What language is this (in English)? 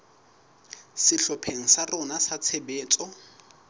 Southern Sotho